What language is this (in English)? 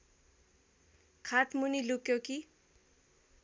Nepali